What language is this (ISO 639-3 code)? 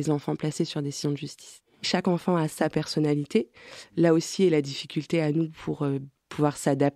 fra